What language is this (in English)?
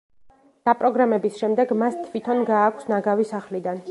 Georgian